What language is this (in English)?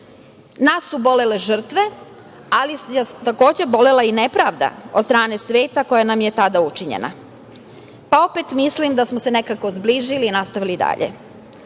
Serbian